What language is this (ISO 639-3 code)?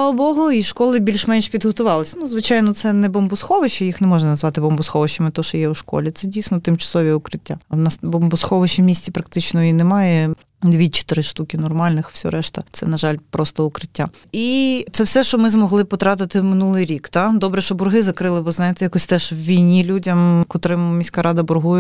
ukr